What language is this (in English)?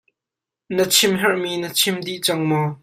Hakha Chin